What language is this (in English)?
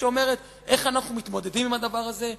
Hebrew